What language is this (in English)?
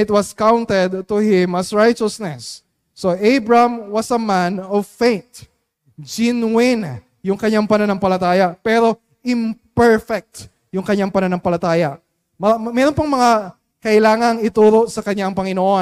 Filipino